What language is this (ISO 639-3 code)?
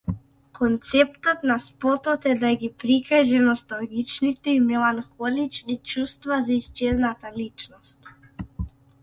mkd